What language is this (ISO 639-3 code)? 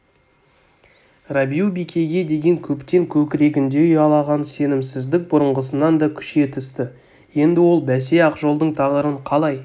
kaz